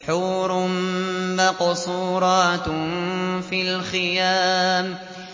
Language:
Arabic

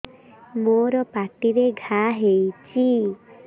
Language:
Odia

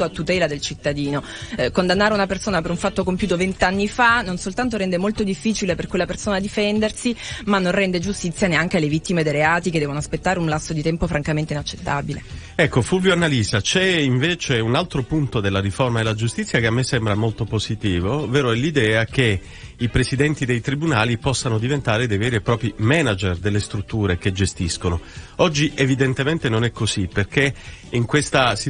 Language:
Italian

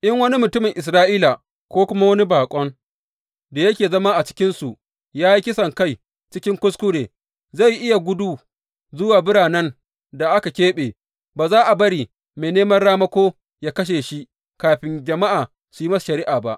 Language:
Hausa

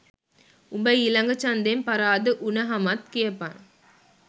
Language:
Sinhala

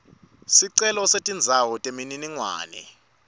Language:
Swati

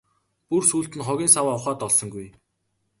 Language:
Mongolian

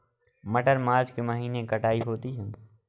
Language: Hindi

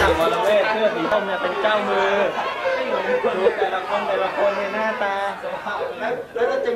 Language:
Thai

